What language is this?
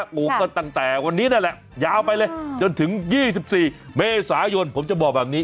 Thai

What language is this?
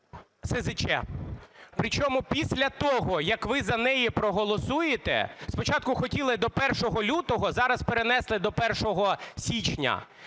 Ukrainian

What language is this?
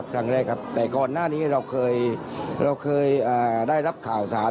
Thai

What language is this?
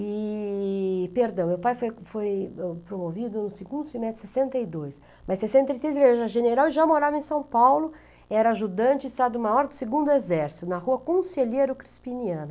Portuguese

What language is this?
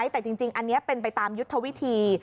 Thai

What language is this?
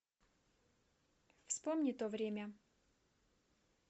Russian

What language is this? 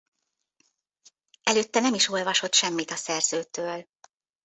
Hungarian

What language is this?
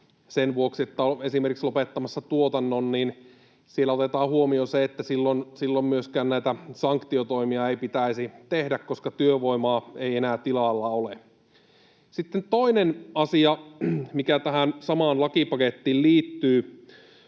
Finnish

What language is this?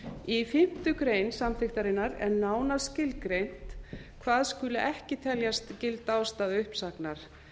Icelandic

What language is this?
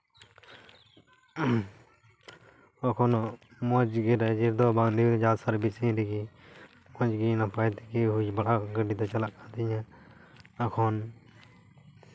Santali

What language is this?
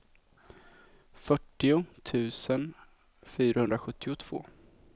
Swedish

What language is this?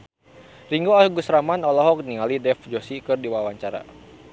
Sundanese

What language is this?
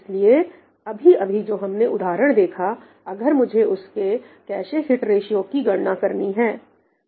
Hindi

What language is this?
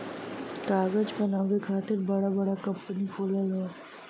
Bhojpuri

